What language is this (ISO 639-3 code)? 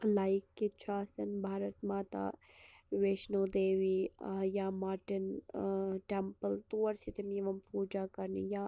kas